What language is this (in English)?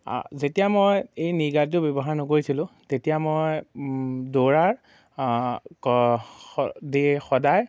Assamese